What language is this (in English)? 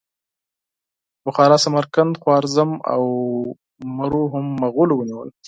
Pashto